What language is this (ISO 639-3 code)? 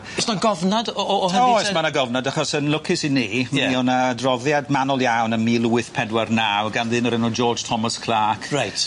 cym